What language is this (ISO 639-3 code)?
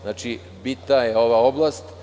srp